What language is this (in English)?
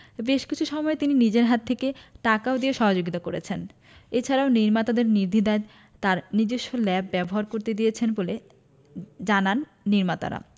Bangla